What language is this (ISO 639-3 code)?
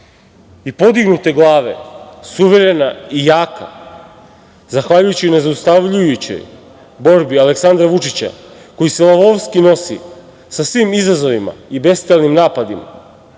srp